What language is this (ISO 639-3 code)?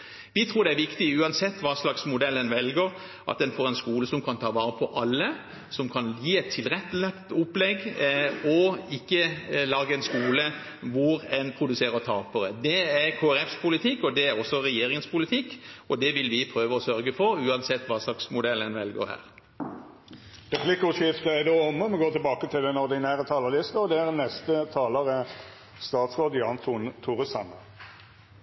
nor